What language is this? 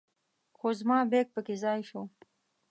Pashto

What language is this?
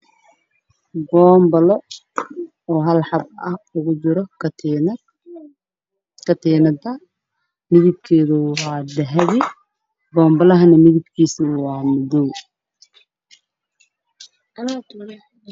Somali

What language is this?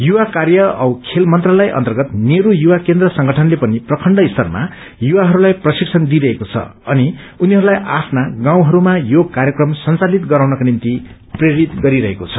Nepali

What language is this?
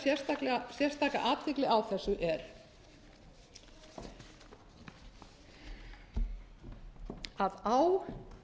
Icelandic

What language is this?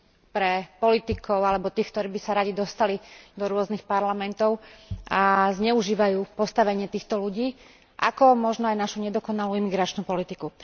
Slovak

